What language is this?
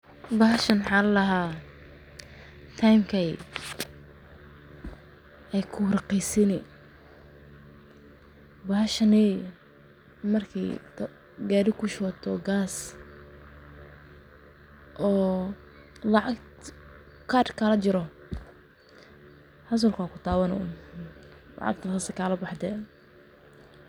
Somali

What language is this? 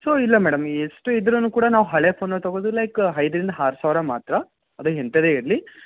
Kannada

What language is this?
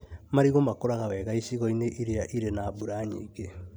Kikuyu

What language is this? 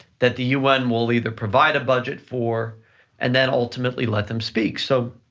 English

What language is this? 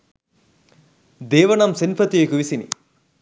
Sinhala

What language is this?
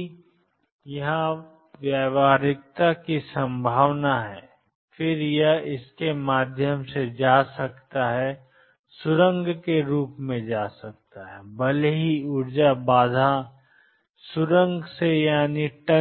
Hindi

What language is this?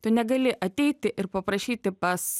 Lithuanian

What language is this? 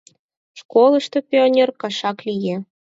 Mari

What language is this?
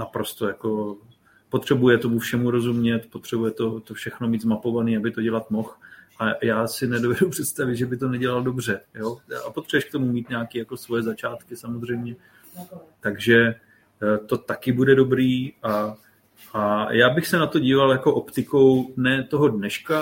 Czech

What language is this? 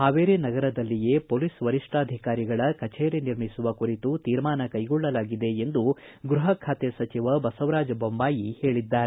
Kannada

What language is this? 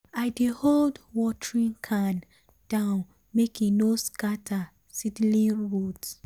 Nigerian Pidgin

